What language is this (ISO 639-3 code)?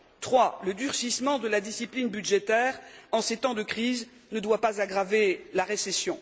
fra